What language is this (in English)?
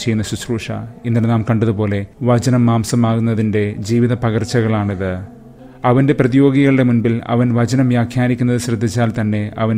Malayalam